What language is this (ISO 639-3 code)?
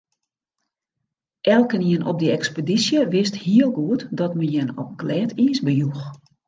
fry